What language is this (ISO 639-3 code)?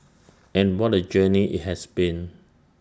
eng